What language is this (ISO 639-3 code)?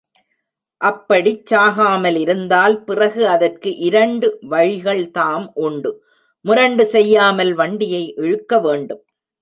tam